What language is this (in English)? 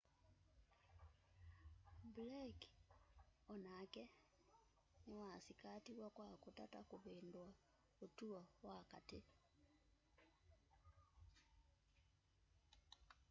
Kamba